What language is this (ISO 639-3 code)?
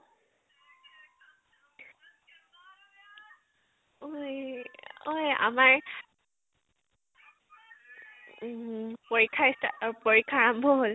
asm